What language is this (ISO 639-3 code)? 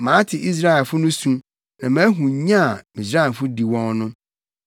aka